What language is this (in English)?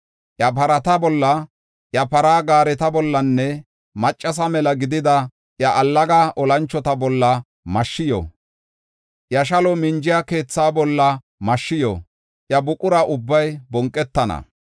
Gofa